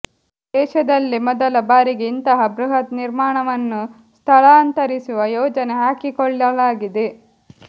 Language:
Kannada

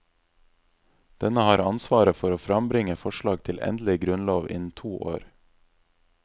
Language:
Norwegian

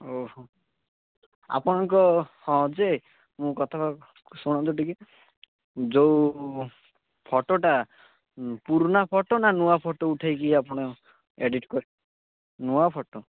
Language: Odia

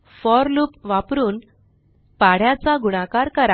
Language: Marathi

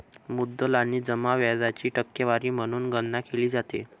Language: Marathi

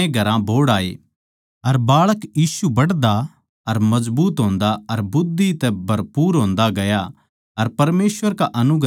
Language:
Haryanvi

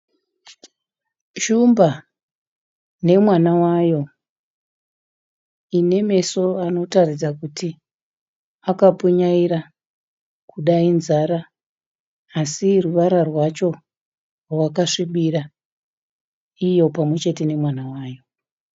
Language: Shona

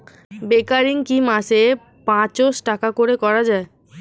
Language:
Bangla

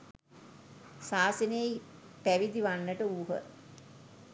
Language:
Sinhala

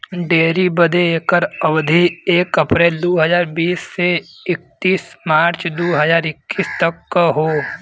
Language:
Bhojpuri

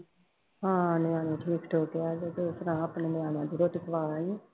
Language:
Punjabi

